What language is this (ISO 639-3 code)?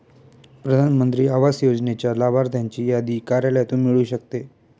mar